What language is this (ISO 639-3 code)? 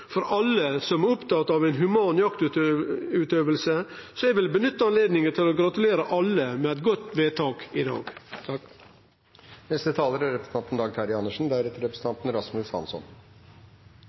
nor